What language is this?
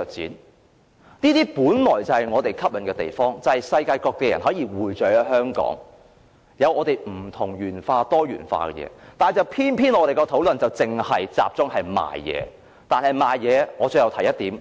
Cantonese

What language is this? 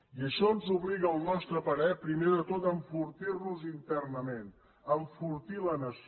Catalan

